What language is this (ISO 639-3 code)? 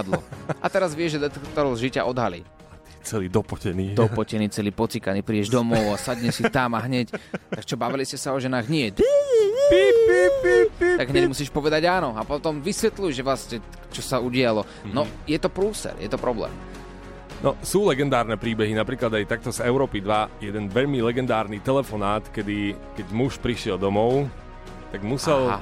slk